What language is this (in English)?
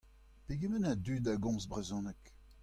Breton